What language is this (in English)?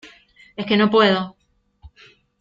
Spanish